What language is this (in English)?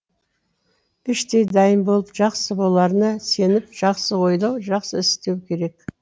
Kazakh